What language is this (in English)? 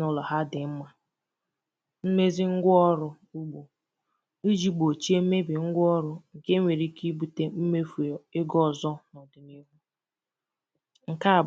Igbo